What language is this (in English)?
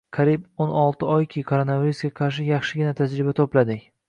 Uzbek